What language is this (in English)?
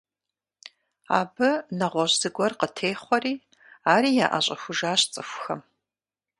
Kabardian